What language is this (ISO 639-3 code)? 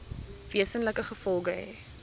afr